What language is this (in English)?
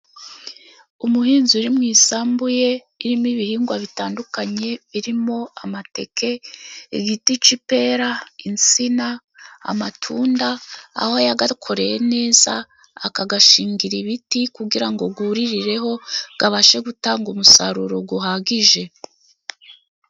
Kinyarwanda